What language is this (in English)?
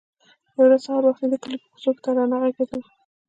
Pashto